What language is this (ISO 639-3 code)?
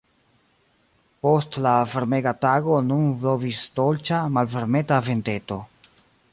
epo